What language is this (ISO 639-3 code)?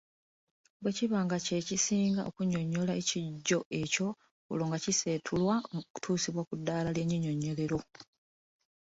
lug